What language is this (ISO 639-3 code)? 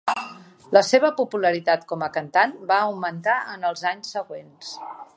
cat